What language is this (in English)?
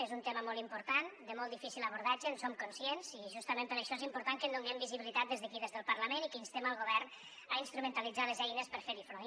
Catalan